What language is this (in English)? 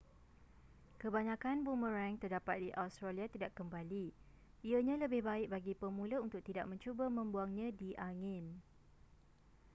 Malay